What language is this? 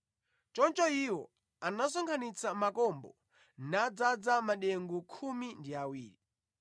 Nyanja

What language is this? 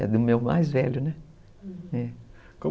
Portuguese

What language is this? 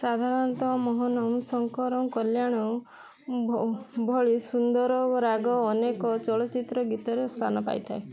Odia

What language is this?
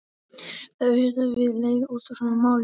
Icelandic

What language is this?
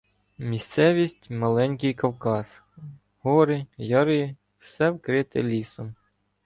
Ukrainian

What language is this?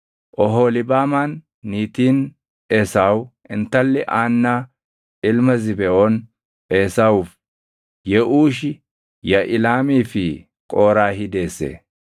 Oromo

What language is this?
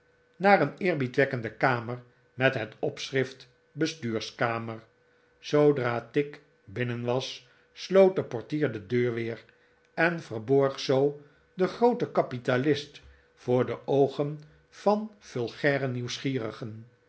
Dutch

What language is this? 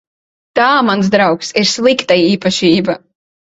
Latvian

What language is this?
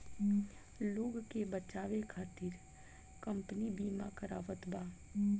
Bhojpuri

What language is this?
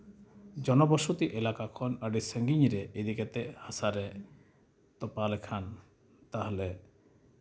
Santali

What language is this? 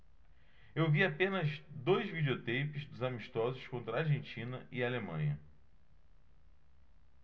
Portuguese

